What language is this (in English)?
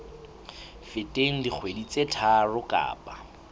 Southern Sotho